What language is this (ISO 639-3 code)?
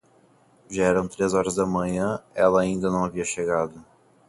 por